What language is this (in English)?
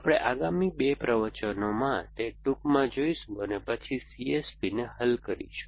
Gujarati